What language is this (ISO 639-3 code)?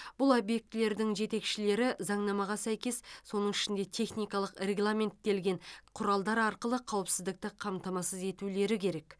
kaz